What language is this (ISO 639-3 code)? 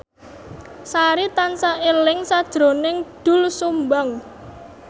jav